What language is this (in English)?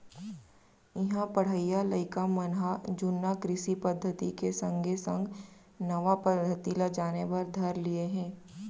Chhattisgarhi